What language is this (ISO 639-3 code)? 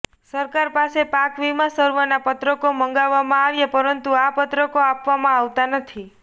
guj